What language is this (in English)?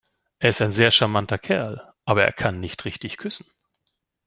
German